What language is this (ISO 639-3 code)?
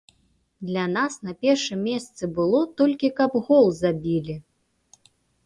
bel